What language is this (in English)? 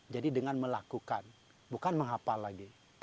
Indonesian